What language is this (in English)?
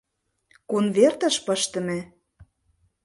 Mari